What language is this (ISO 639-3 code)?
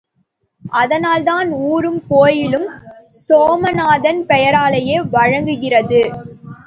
tam